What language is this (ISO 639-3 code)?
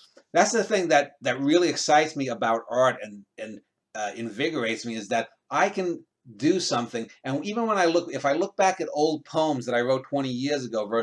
eng